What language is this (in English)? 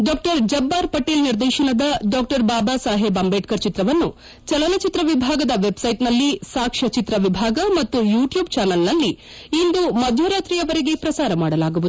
Kannada